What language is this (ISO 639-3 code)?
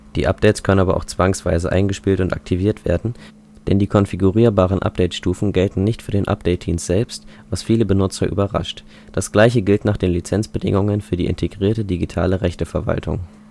deu